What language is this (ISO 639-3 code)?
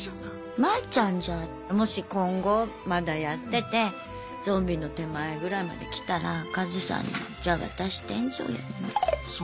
jpn